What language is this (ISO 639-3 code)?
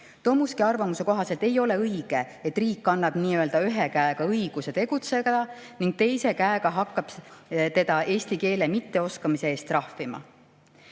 est